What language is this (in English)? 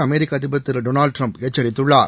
Tamil